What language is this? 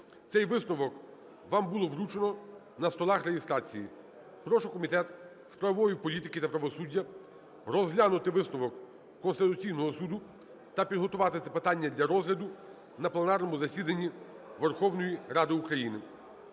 Ukrainian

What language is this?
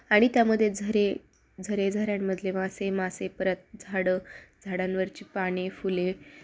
Marathi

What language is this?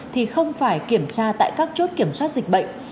Vietnamese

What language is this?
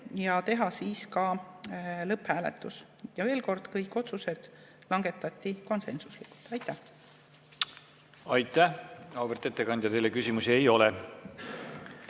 Estonian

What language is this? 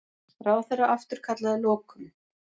Icelandic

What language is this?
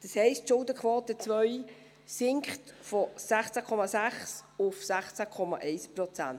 Swiss German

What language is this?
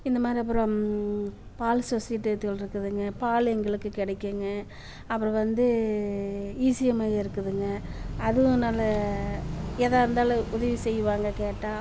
Tamil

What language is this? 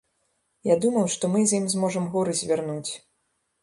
Belarusian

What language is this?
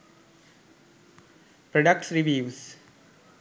Sinhala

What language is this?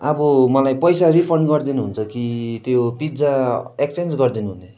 Nepali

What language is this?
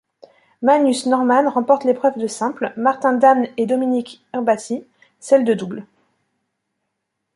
French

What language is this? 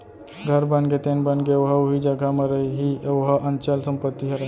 Chhattisgarhi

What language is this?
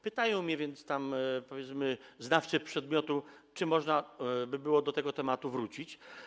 Polish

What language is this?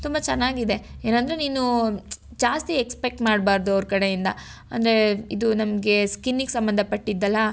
Kannada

